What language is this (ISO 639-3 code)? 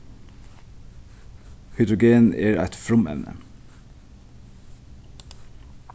fao